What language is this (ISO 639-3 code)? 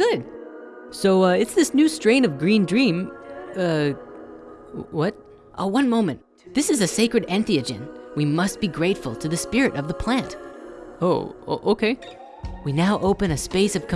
eng